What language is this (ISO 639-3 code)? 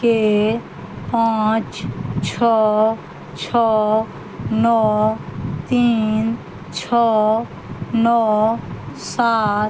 mai